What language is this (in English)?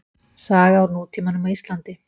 Icelandic